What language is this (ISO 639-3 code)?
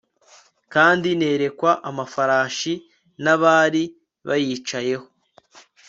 kin